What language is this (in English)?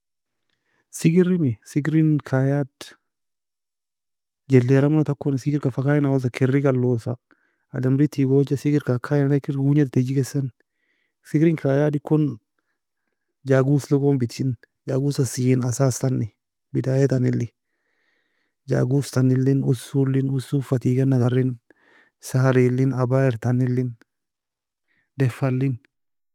Nobiin